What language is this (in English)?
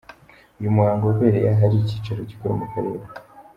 Kinyarwanda